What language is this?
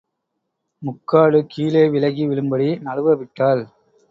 Tamil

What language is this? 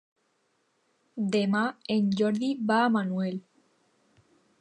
Catalan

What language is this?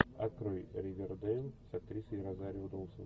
Russian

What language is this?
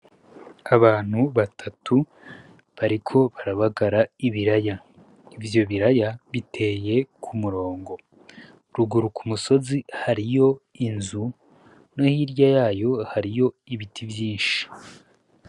Rundi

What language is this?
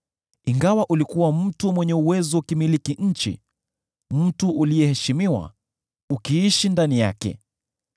Swahili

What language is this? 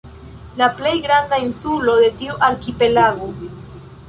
Esperanto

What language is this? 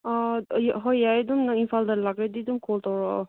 Manipuri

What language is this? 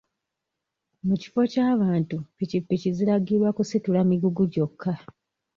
Ganda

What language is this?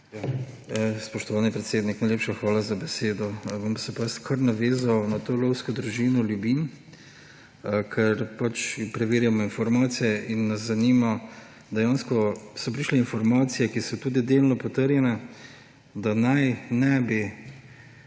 Slovenian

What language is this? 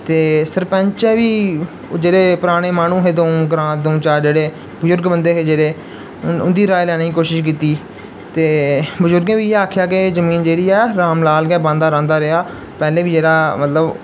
Dogri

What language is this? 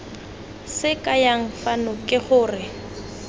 Tswana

